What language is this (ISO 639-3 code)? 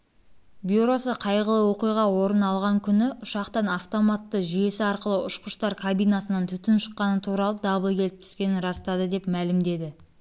kaz